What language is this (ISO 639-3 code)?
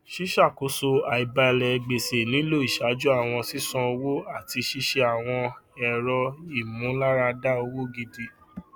yor